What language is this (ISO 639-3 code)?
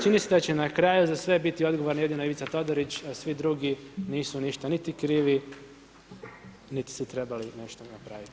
hrv